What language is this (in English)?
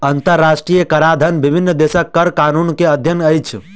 Maithili